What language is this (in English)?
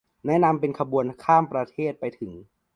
Thai